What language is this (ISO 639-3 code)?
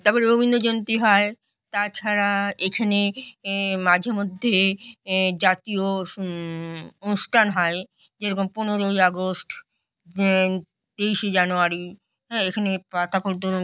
ben